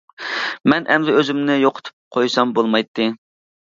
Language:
Uyghur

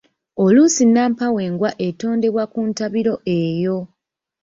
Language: Ganda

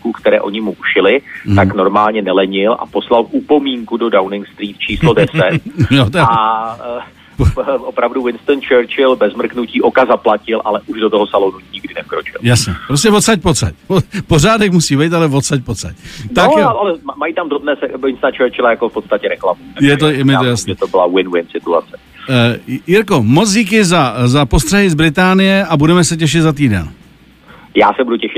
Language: Czech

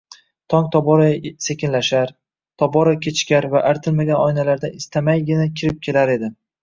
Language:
Uzbek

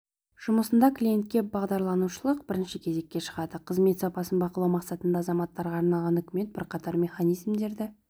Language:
Kazakh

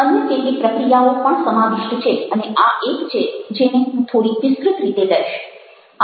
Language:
Gujarati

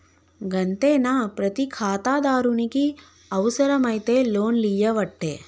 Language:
Telugu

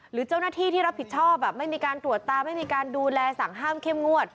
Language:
Thai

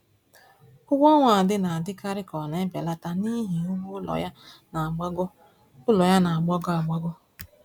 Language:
Igbo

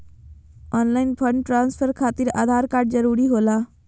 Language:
Magahi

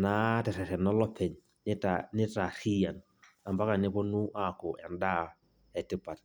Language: Masai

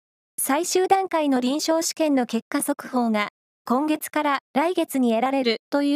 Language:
Japanese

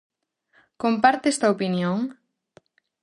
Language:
Galician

